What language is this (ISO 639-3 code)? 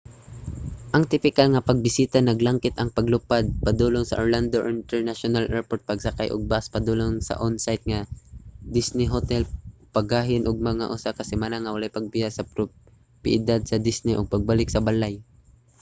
ceb